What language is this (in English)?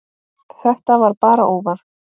Icelandic